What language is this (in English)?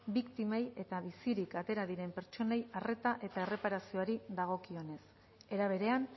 Basque